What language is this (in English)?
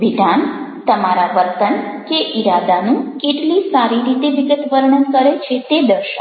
Gujarati